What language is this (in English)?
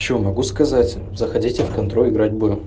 Russian